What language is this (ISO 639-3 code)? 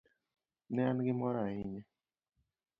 luo